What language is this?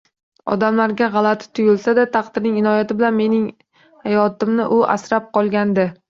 Uzbek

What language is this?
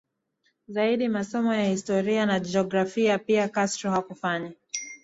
Swahili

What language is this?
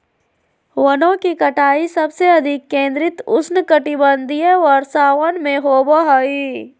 Magahi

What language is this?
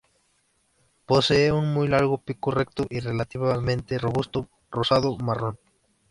Spanish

